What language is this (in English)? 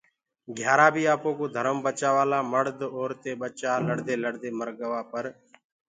Gurgula